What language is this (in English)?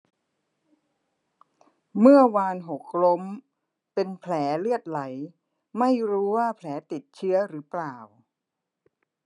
Thai